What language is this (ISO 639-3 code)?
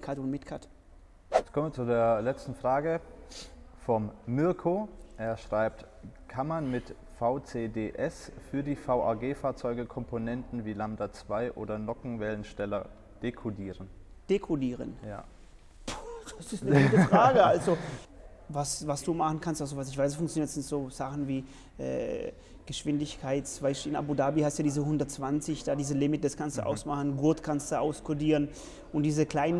deu